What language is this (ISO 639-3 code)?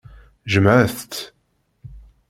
kab